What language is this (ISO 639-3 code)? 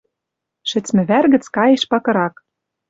mrj